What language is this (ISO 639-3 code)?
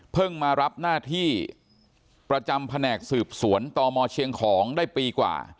tha